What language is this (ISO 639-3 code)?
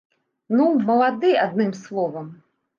bel